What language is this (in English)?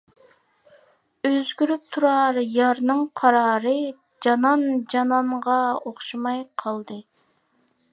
Uyghur